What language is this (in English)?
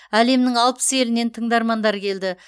Kazakh